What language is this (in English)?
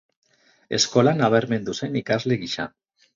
Basque